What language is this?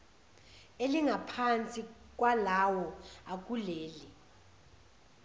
Zulu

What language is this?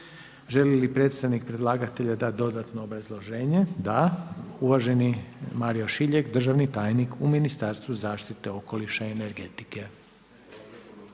Croatian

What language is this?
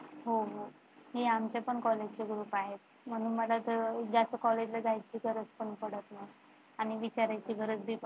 Marathi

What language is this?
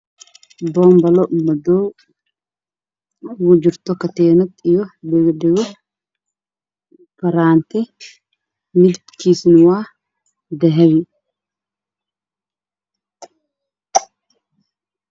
Somali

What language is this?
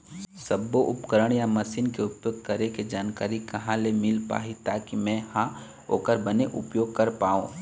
Chhattisgarhi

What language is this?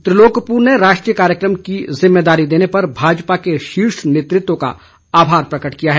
Hindi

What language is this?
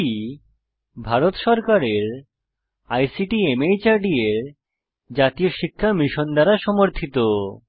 Bangla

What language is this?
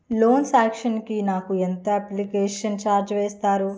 Telugu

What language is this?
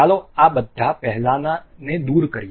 Gujarati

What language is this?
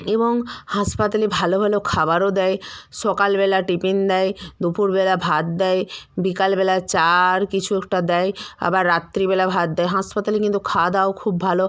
Bangla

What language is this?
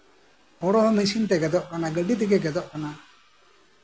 Santali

